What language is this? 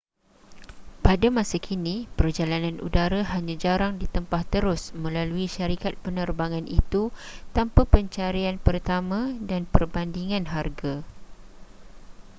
Malay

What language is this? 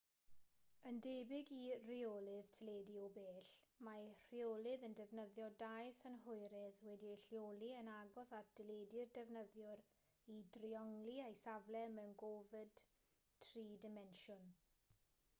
Welsh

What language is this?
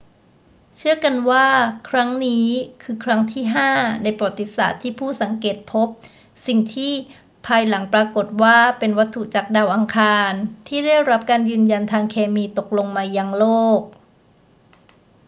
Thai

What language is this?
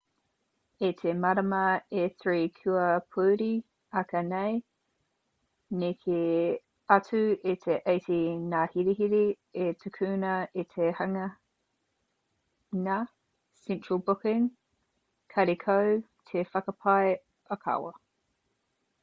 Māori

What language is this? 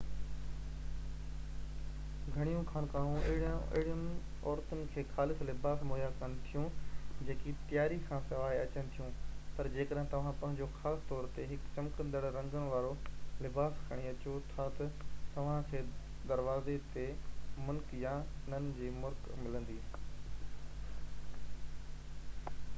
Sindhi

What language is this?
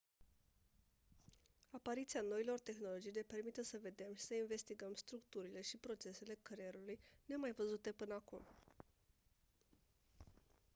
Romanian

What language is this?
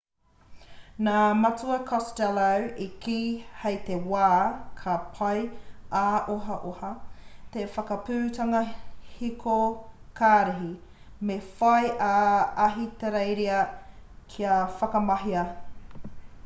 Māori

